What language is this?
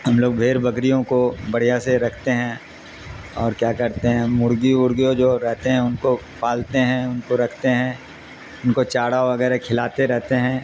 Urdu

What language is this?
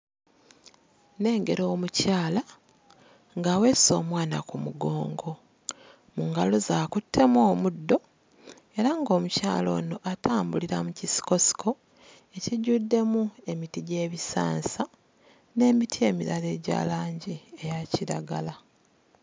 Ganda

